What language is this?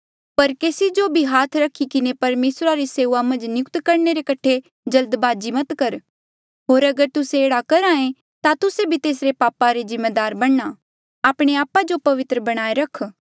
Mandeali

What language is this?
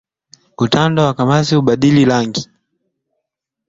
Swahili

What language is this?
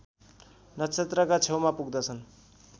Nepali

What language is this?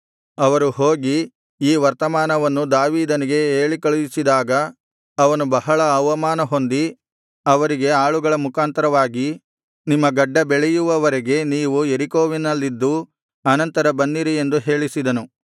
Kannada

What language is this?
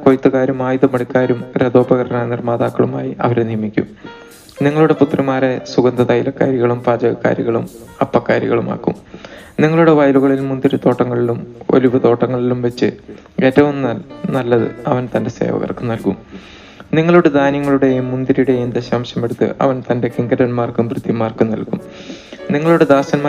Malayalam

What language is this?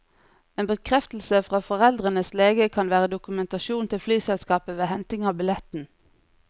Norwegian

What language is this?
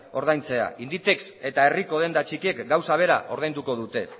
Basque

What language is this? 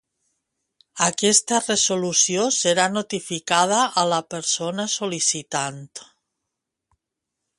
Catalan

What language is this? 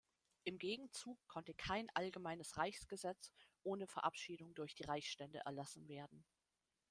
German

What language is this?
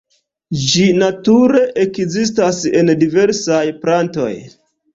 Esperanto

